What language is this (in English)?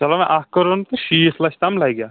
Kashmiri